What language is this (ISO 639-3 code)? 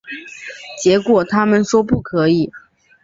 zho